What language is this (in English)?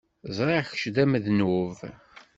Kabyle